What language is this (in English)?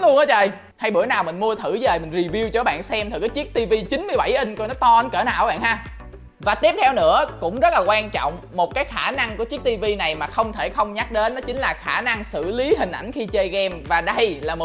Vietnamese